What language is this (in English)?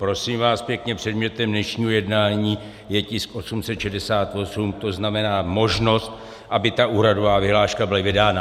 Czech